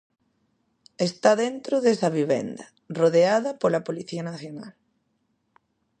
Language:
Galician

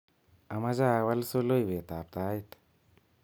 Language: Kalenjin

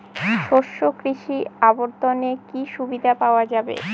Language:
Bangla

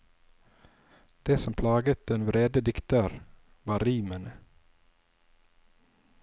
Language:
Norwegian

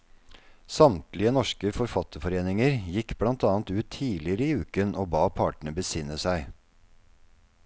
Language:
Norwegian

